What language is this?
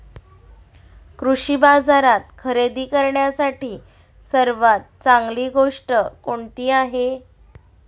Marathi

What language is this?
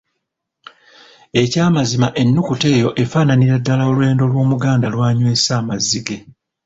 Ganda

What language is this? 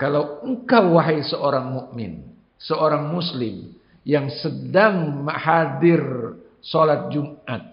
Indonesian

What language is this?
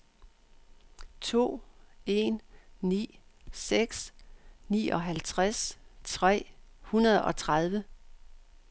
Danish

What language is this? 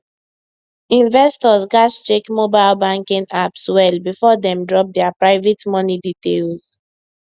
Nigerian Pidgin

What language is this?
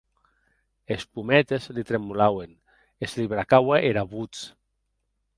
Occitan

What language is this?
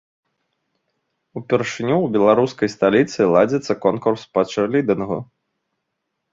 Belarusian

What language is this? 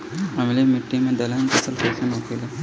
Bhojpuri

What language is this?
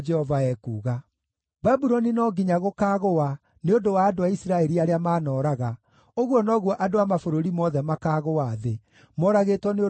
Kikuyu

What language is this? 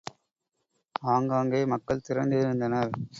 Tamil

